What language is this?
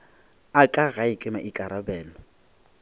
Northern Sotho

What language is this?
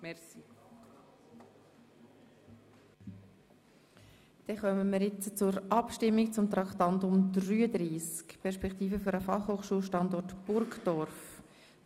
Swiss German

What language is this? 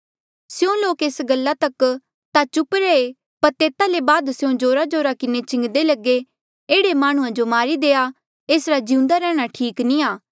Mandeali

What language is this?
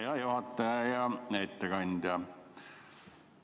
Estonian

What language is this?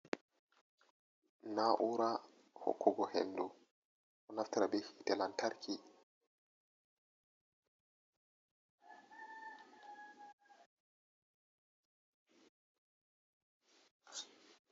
Fula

